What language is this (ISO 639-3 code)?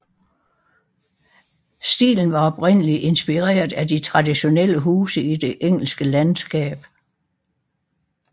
dan